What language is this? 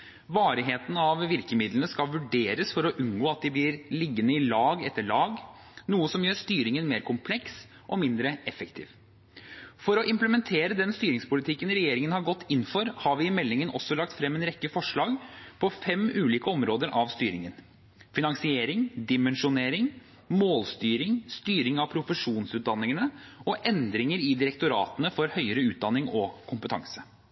Norwegian Bokmål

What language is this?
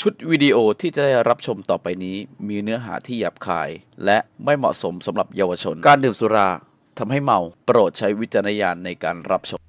Thai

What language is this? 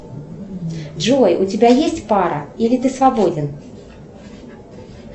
Russian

